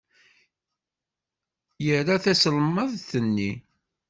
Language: Kabyle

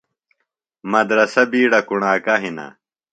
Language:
Phalura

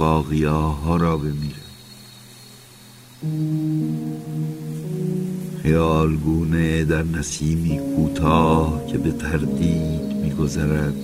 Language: Persian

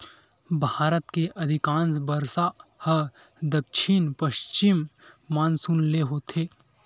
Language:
Chhattisgarhi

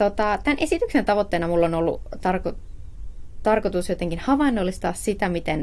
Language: Finnish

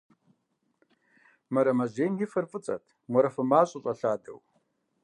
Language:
Kabardian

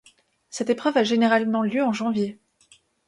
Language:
French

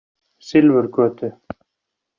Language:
Icelandic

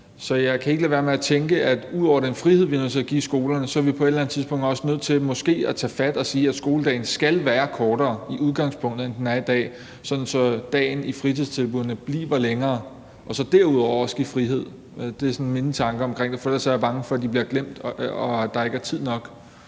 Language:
Danish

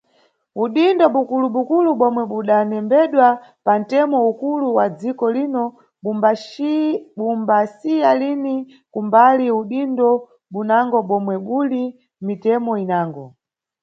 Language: Nyungwe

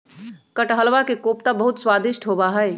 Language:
Magahi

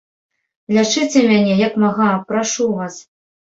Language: Belarusian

